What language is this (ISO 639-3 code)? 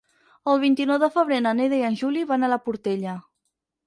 cat